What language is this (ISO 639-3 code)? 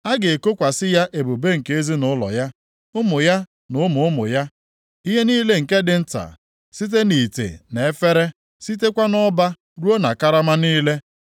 ibo